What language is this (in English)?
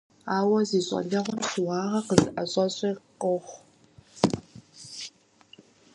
Kabardian